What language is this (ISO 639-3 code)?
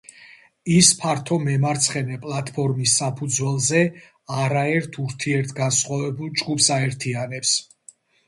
kat